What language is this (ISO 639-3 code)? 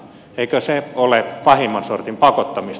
fin